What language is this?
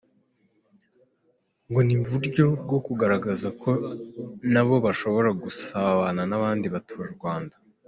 Kinyarwanda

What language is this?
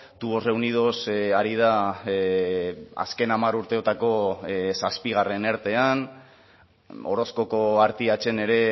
Basque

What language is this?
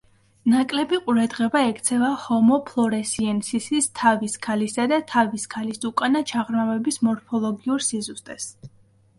Georgian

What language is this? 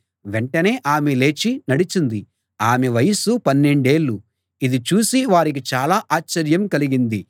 Telugu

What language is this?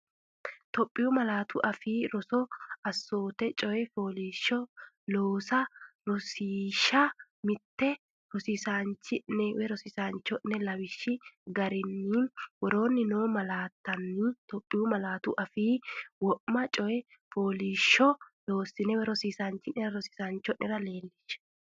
Sidamo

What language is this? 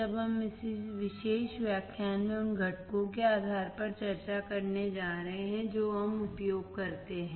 Hindi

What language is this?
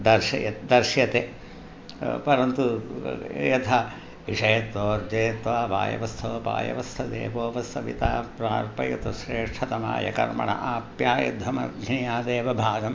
Sanskrit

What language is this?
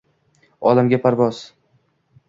Uzbek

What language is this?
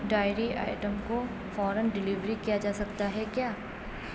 Urdu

